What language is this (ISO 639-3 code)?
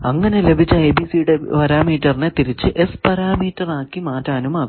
mal